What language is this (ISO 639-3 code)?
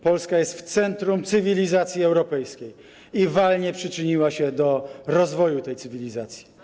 pol